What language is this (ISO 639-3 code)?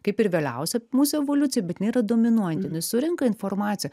lit